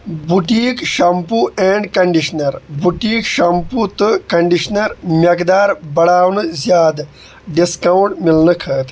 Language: Kashmiri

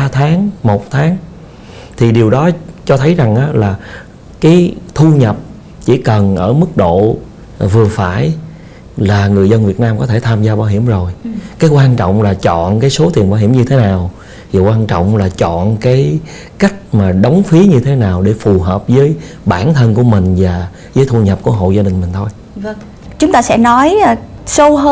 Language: Vietnamese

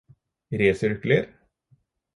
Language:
Norwegian Bokmål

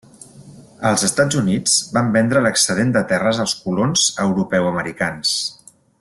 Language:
Catalan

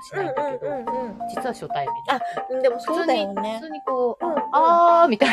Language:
Japanese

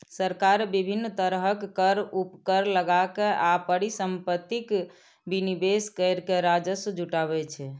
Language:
Maithili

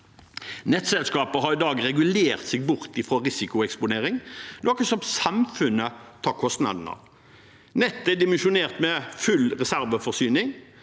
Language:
Norwegian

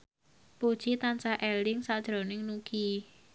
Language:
Javanese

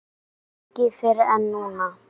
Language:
Icelandic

